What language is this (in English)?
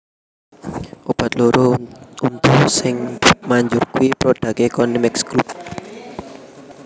Javanese